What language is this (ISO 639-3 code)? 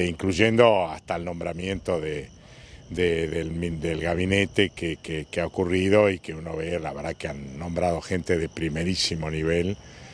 spa